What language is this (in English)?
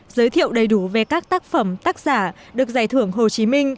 Vietnamese